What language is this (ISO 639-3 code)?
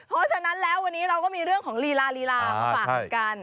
tha